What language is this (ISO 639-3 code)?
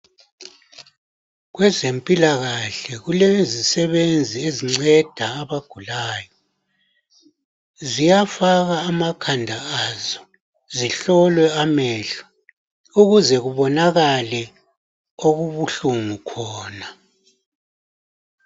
nde